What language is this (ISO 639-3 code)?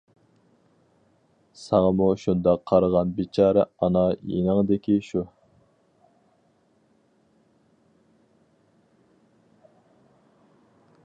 uig